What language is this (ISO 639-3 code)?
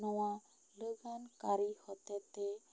sat